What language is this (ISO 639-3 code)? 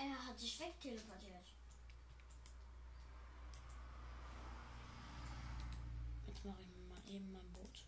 deu